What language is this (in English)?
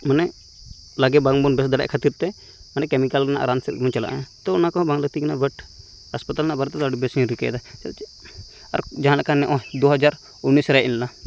Santali